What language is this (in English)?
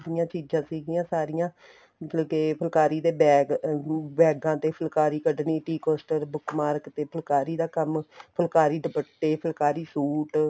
Punjabi